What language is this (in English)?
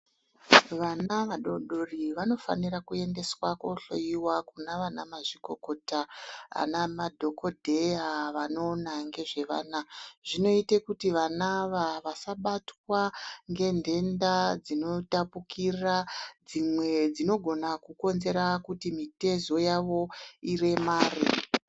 Ndau